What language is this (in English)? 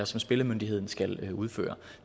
Danish